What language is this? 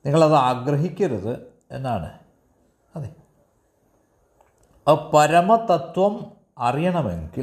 Malayalam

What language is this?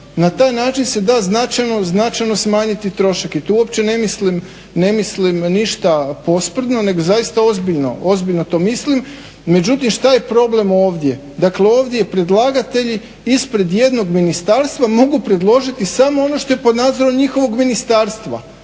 Croatian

